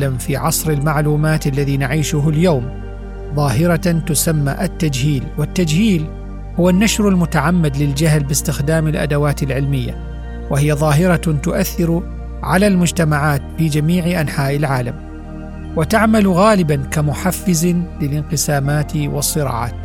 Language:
Arabic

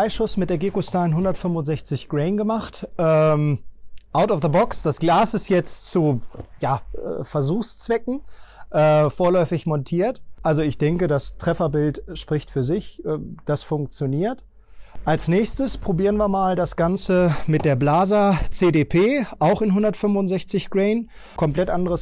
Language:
German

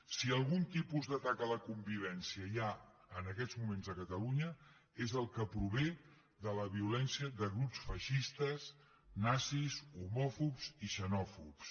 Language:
Catalan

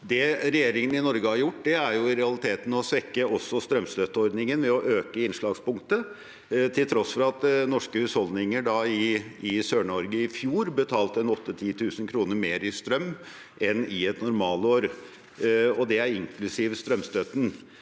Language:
Norwegian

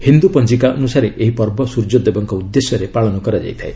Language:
Odia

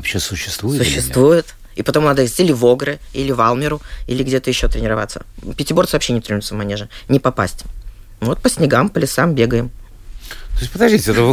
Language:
Russian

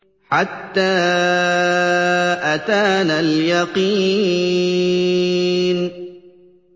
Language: Arabic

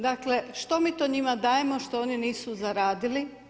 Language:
Croatian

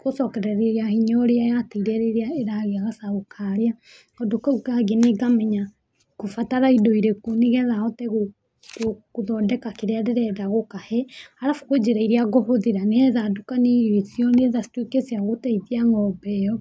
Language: Kikuyu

